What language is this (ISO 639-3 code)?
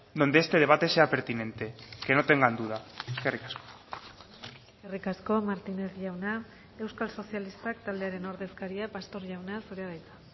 eus